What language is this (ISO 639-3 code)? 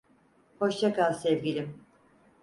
tur